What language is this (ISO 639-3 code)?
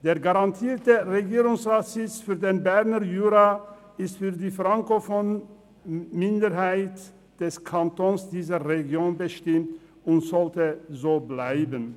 gsw